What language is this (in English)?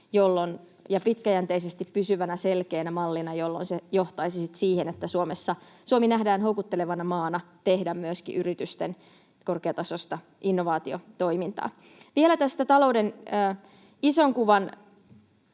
Finnish